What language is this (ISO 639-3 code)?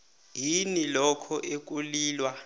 nbl